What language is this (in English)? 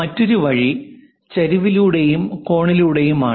Malayalam